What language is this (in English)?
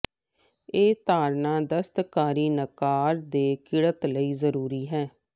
Punjabi